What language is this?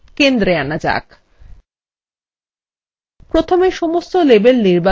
Bangla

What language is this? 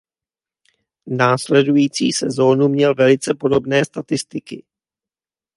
Czech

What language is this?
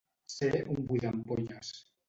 Catalan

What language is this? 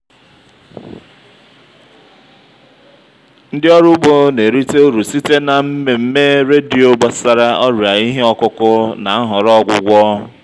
Igbo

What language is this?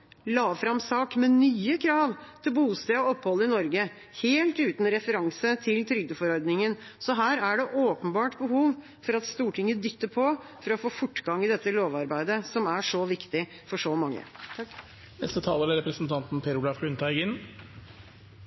Norwegian Bokmål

